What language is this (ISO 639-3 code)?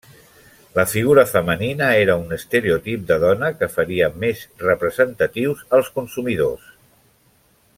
cat